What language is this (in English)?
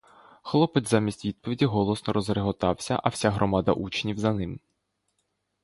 Ukrainian